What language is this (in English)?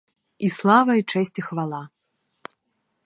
Ukrainian